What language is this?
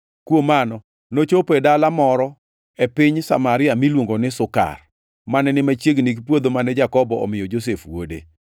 Luo (Kenya and Tanzania)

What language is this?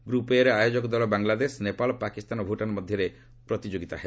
Odia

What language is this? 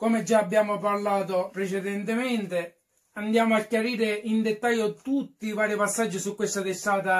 Italian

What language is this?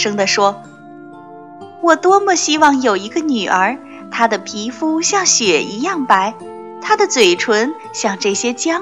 Chinese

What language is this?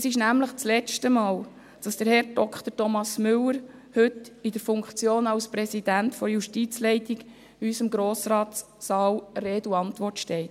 Swiss German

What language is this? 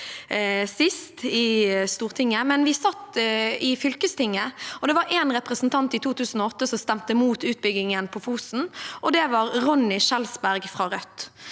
Norwegian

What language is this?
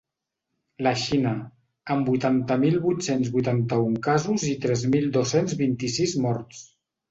Catalan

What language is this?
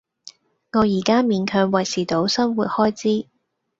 Cantonese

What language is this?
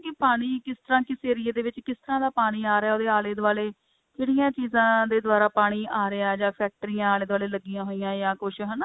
Punjabi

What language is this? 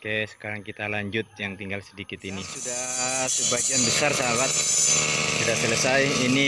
Indonesian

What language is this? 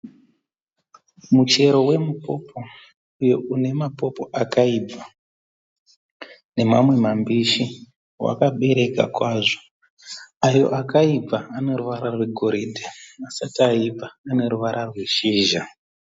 Shona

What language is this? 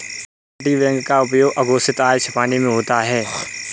Hindi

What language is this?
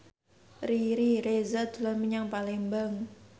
Javanese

